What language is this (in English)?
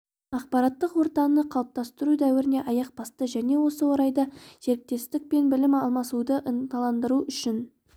Kazakh